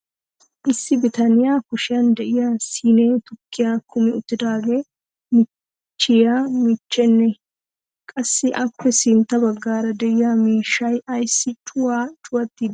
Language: Wolaytta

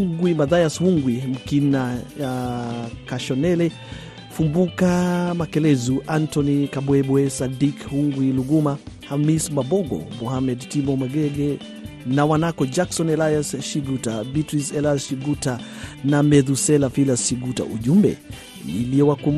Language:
Swahili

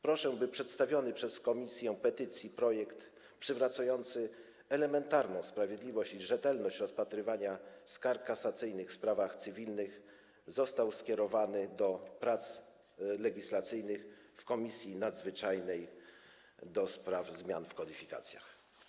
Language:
Polish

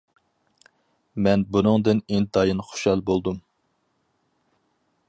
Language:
Uyghur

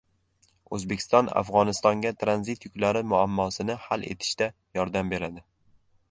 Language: Uzbek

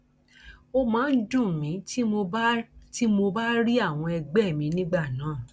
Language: Yoruba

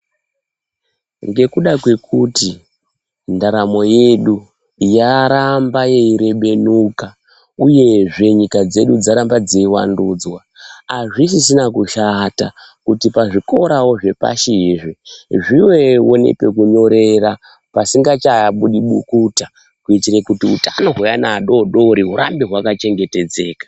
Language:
Ndau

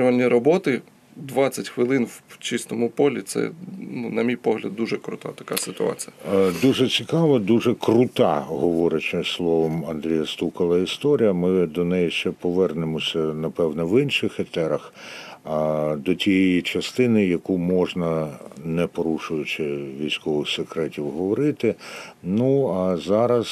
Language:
Ukrainian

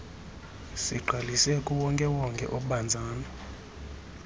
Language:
Xhosa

